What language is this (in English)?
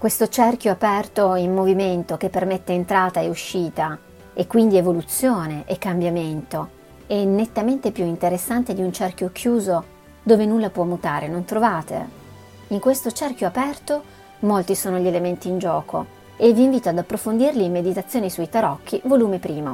Italian